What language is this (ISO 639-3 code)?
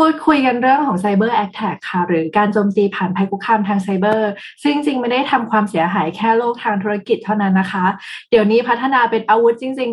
tha